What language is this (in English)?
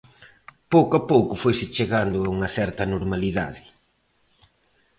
Galician